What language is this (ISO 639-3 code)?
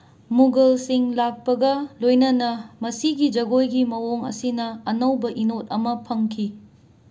mni